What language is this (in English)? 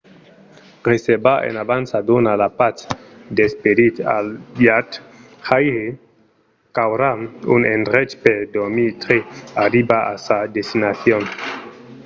Occitan